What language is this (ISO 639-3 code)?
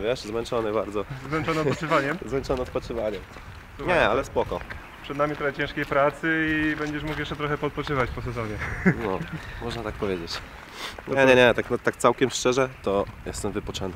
pol